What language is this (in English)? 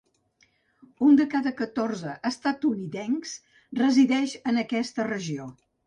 Catalan